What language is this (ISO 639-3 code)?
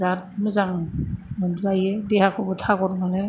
brx